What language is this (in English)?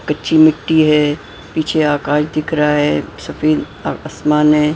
Hindi